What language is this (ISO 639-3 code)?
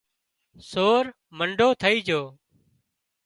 kxp